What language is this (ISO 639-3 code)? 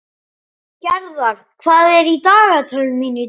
isl